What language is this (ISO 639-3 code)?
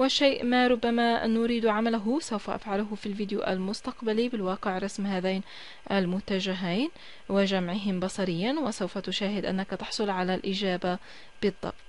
ara